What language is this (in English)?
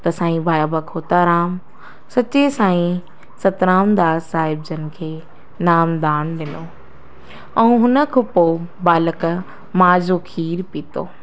Sindhi